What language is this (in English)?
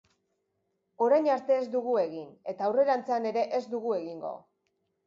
Basque